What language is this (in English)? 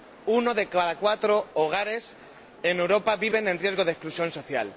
Spanish